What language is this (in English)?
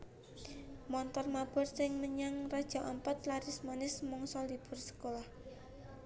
Javanese